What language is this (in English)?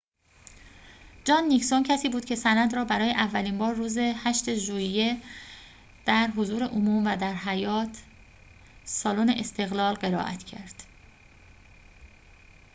Persian